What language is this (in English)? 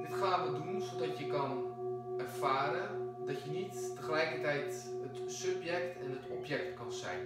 Dutch